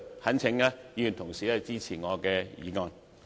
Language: Cantonese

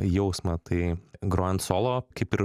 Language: Lithuanian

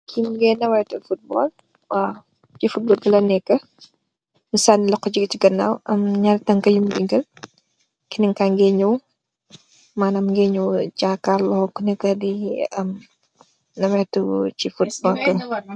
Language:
Wolof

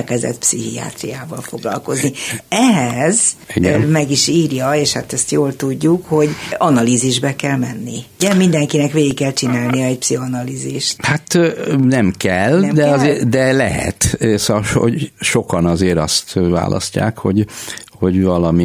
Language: Hungarian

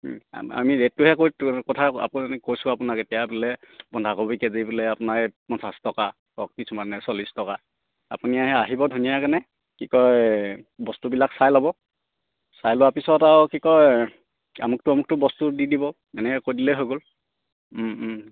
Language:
Assamese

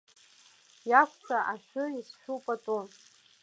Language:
Abkhazian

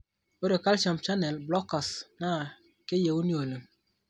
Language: Masai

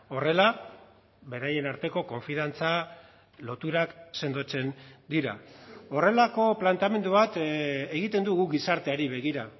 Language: Basque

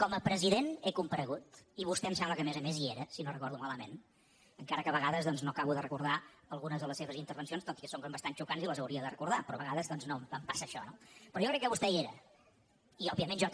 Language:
Catalan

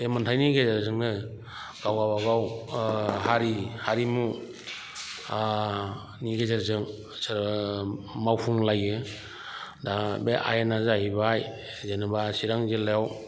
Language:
Bodo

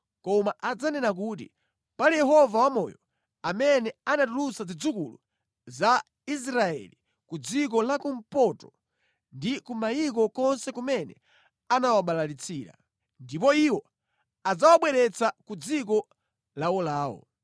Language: Nyanja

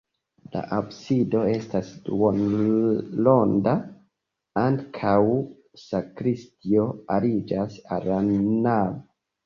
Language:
Esperanto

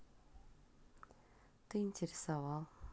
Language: Russian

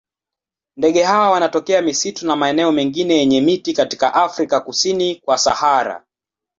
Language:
Swahili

